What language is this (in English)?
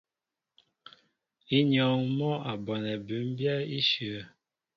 Mbo (Cameroon)